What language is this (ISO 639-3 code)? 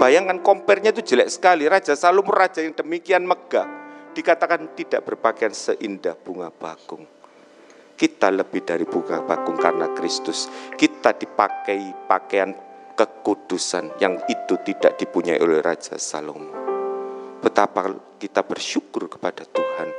ind